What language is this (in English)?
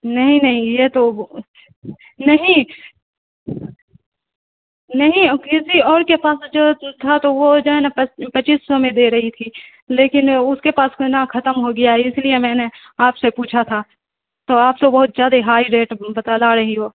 Urdu